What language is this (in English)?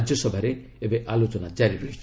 Odia